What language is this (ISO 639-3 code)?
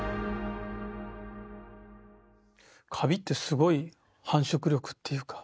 jpn